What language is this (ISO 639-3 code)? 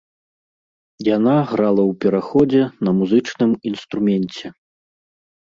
bel